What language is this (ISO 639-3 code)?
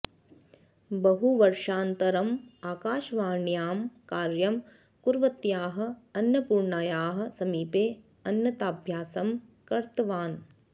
san